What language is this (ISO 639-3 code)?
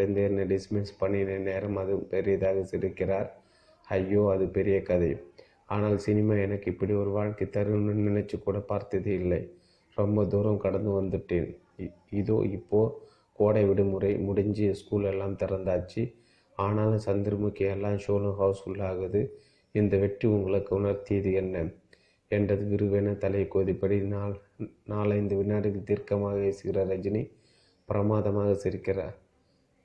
tam